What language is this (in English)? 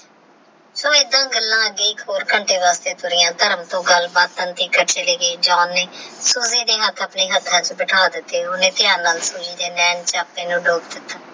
Punjabi